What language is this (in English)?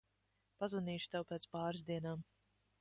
Latvian